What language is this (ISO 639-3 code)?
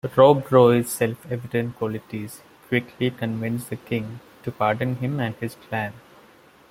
eng